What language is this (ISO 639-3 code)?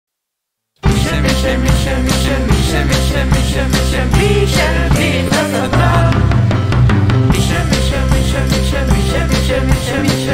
tha